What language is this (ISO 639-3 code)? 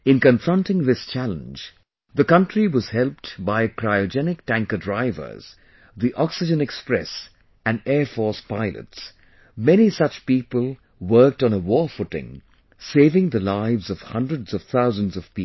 eng